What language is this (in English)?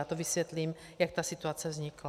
Czech